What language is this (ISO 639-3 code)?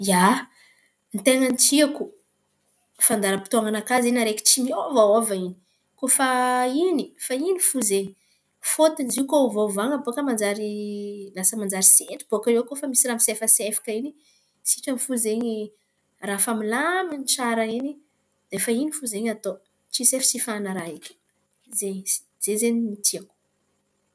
xmv